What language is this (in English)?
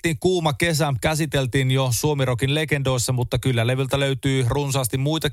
Finnish